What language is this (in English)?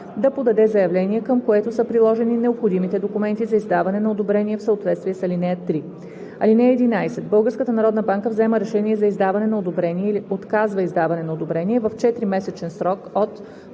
Bulgarian